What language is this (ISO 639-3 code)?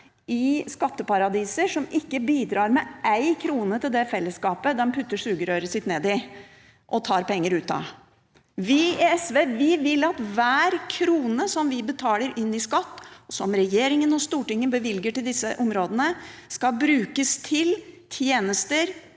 nor